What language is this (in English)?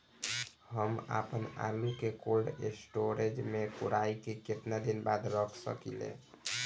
Bhojpuri